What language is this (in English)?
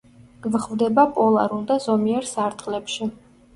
Georgian